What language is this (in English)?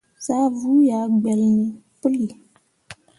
Mundang